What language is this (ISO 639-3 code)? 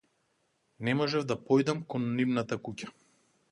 mkd